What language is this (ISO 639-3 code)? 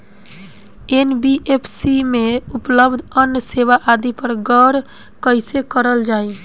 bho